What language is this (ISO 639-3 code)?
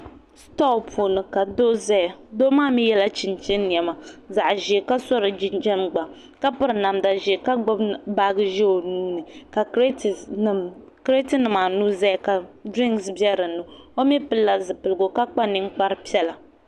dag